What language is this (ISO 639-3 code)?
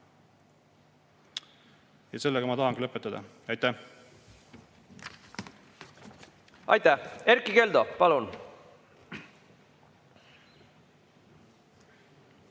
est